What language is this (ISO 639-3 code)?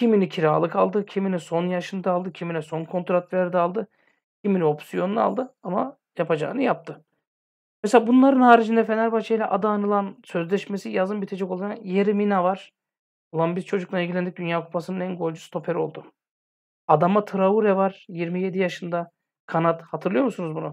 tur